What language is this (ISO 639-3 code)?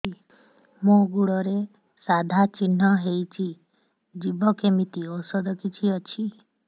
ori